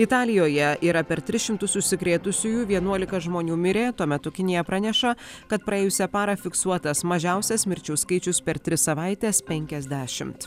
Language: Lithuanian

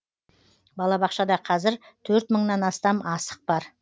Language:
Kazakh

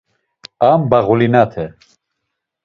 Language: Laz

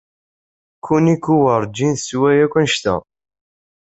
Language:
Kabyle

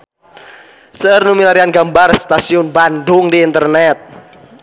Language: Sundanese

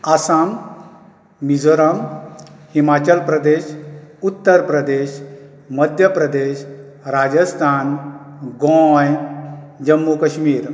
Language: Konkani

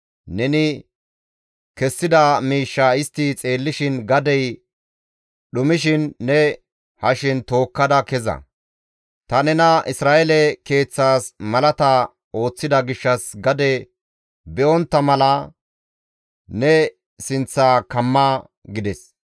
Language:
Gamo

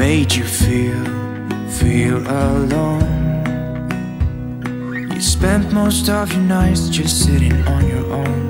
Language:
Portuguese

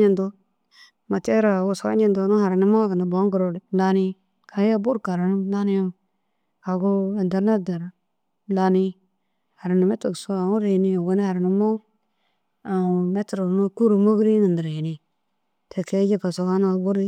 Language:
Dazaga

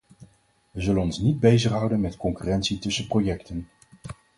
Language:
Dutch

